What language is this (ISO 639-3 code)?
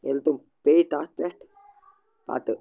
kas